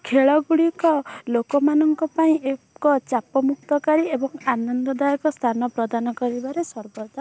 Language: Odia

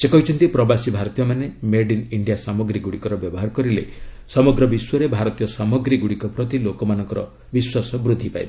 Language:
Odia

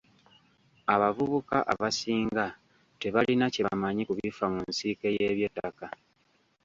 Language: Ganda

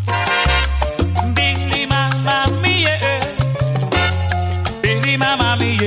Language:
Thai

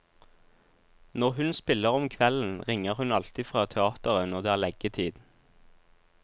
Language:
Norwegian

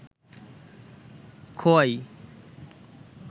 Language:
Bangla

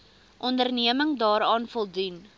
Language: Afrikaans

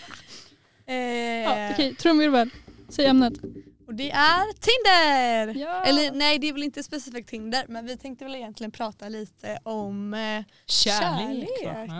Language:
Swedish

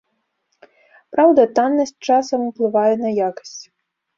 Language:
Belarusian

